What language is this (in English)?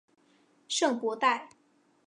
Chinese